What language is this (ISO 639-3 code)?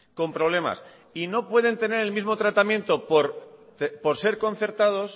spa